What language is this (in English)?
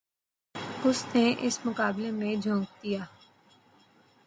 Urdu